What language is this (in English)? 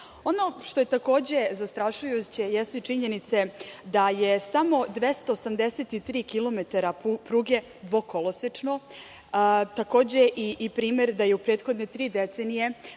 Serbian